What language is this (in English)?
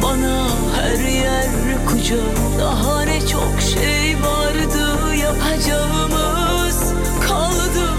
Turkish